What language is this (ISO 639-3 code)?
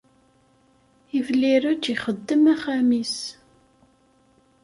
kab